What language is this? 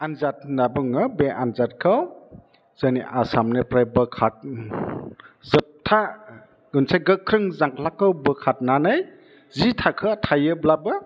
Bodo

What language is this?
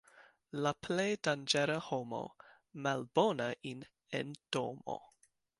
Esperanto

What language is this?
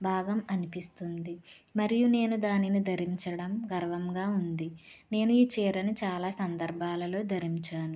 Telugu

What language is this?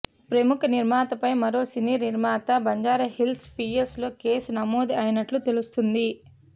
Telugu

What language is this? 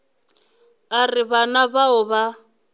Northern Sotho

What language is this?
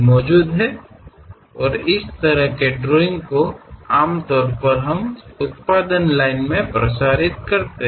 Kannada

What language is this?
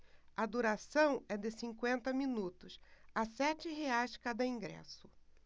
Portuguese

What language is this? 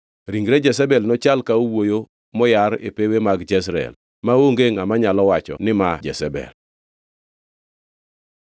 Luo (Kenya and Tanzania)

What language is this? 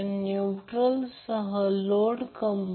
Marathi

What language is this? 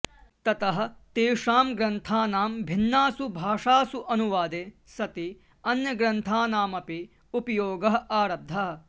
Sanskrit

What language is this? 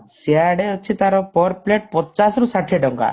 Odia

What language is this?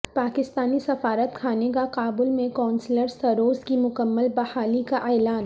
Urdu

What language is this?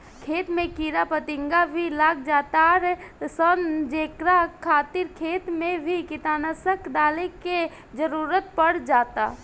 Bhojpuri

